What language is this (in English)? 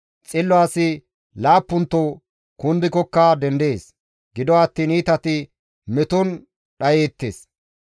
Gamo